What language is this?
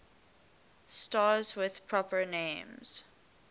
English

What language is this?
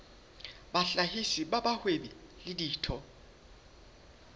Southern Sotho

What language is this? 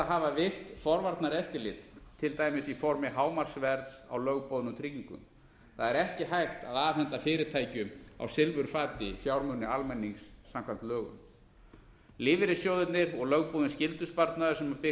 Icelandic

